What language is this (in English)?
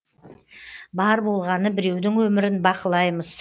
Kazakh